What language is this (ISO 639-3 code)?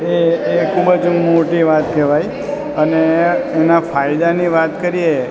guj